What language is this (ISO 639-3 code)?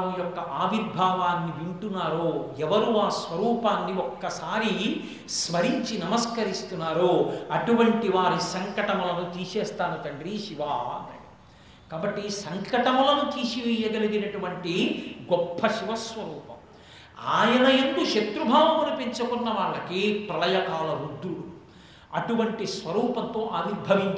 tel